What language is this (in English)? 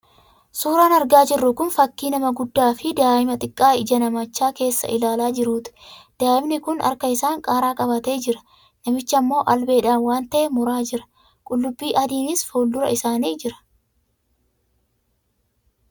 Oromo